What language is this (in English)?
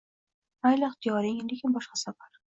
Uzbek